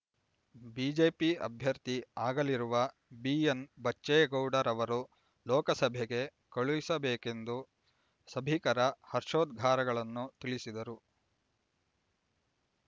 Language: Kannada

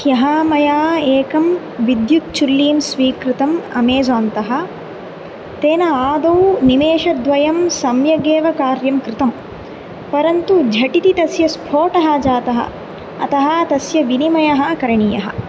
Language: Sanskrit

